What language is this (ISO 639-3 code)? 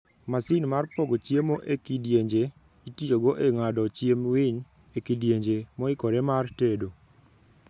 luo